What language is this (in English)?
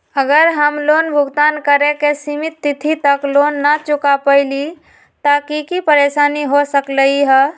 Magahi